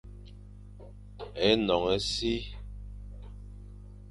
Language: Fang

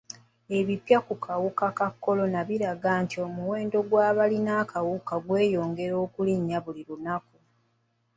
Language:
Ganda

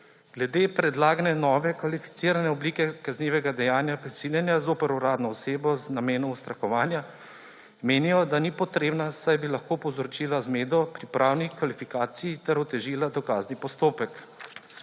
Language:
Slovenian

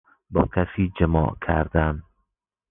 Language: Persian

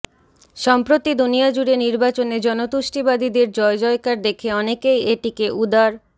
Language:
Bangla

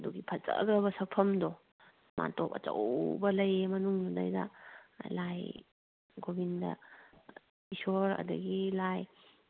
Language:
Manipuri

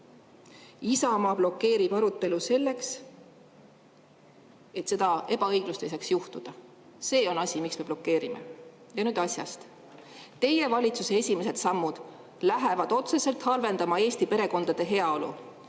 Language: Estonian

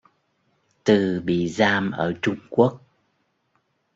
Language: Vietnamese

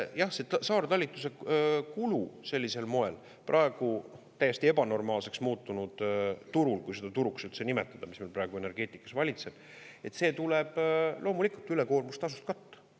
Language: Estonian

